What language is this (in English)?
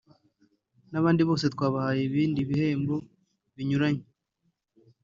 Kinyarwanda